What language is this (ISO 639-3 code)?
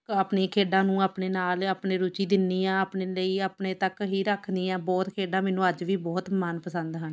pan